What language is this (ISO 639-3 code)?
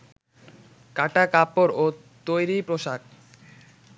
ben